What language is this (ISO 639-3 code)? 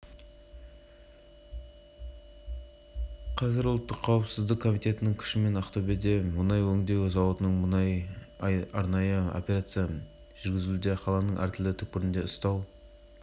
kaz